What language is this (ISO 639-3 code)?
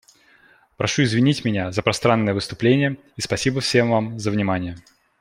rus